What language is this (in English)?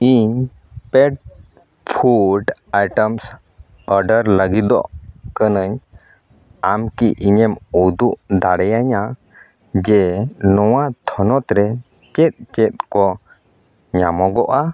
Santali